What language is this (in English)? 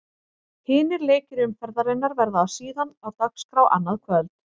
Icelandic